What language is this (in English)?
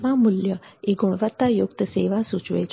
Gujarati